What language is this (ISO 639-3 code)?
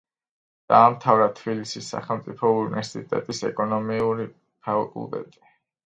kat